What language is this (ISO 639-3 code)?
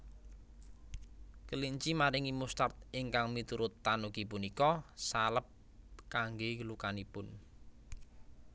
jav